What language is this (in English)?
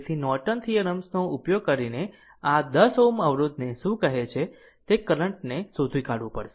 Gujarati